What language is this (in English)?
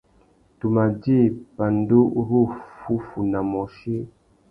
Tuki